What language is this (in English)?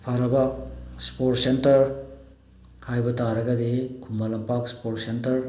Manipuri